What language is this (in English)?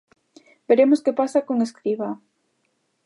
Galician